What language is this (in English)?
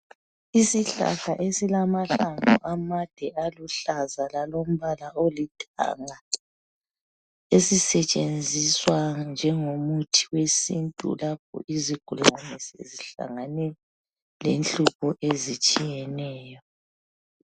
North Ndebele